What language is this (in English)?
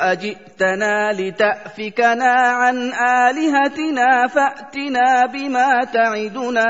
Arabic